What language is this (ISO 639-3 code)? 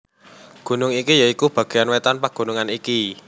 jav